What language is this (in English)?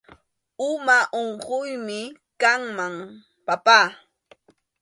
Arequipa-La Unión Quechua